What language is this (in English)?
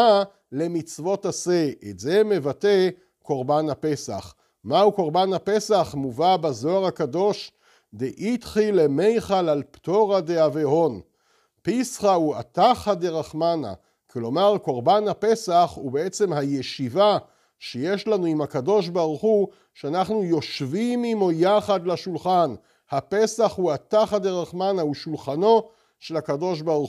Hebrew